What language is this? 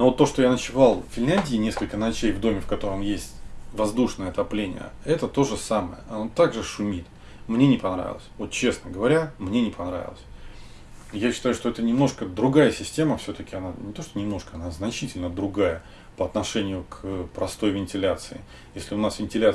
Russian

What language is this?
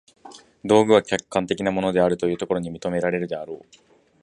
Japanese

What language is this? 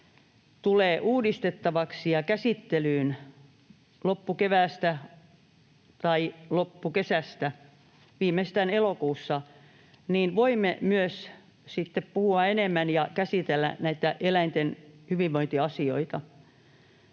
Finnish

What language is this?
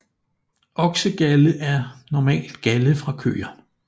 Danish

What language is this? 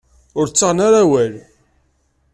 Kabyle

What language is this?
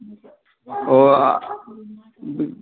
Manipuri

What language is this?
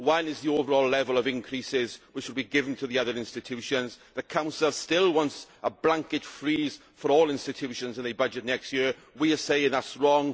English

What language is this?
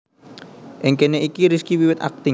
Javanese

